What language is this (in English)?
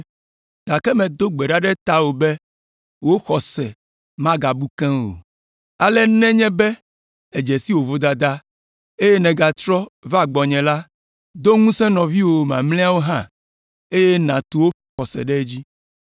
Ewe